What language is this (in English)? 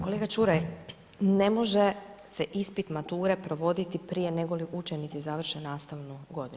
Croatian